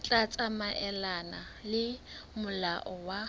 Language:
Southern Sotho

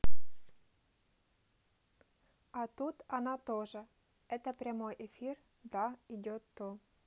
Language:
Russian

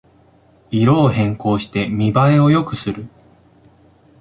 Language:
Japanese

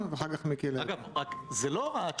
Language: Hebrew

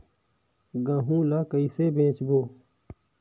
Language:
Chhattisgarhi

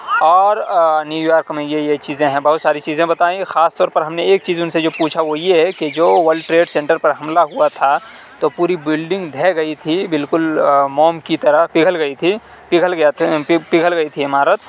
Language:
Urdu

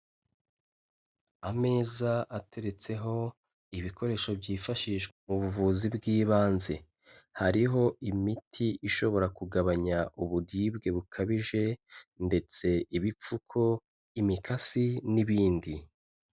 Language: Kinyarwanda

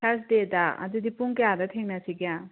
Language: Manipuri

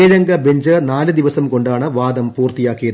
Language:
Malayalam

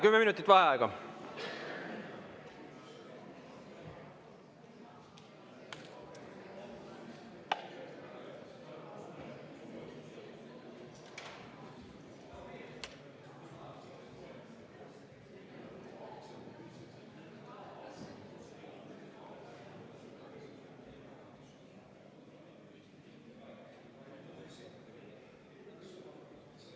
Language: Estonian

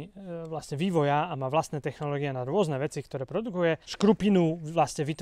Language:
Slovak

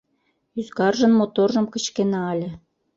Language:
Mari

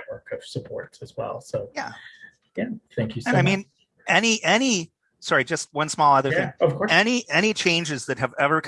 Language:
English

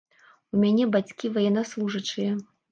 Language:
Belarusian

